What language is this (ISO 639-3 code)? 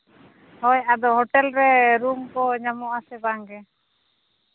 sat